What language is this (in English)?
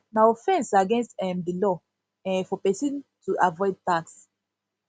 Nigerian Pidgin